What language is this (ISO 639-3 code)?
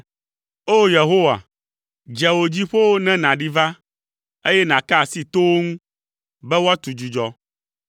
ewe